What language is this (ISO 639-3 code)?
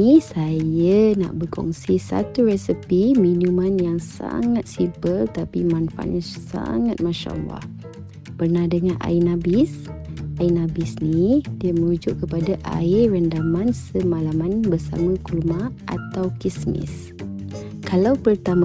msa